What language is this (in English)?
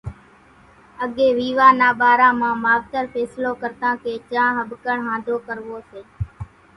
Kachi Koli